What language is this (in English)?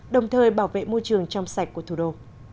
Vietnamese